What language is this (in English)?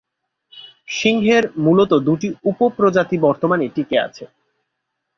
Bangla